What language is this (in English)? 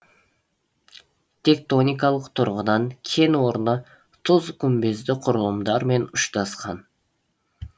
Kazakh